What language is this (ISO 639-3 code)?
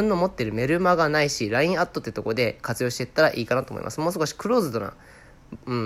jpn